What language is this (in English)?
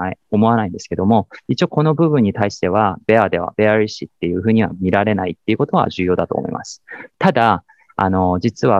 Japanese